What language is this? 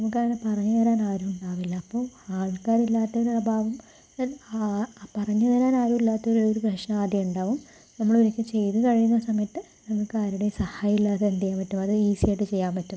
Malayalam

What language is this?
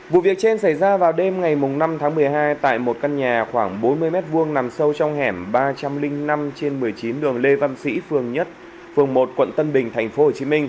Vietnamese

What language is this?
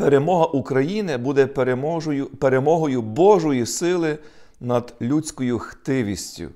Ukrainian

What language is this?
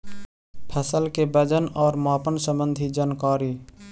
Magahi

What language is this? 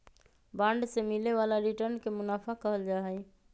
Magahi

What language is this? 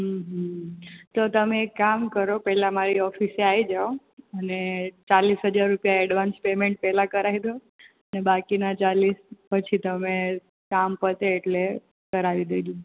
Gujarati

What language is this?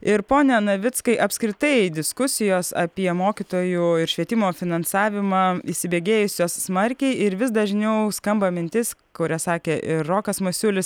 Lithuanian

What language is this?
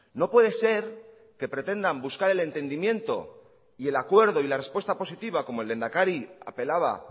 Spanish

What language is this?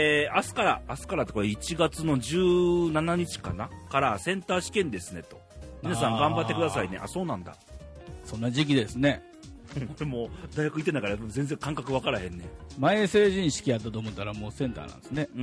Japanese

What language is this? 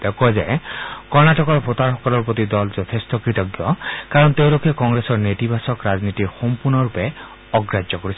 Assamese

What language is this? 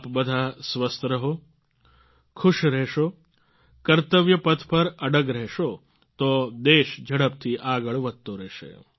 Gujarati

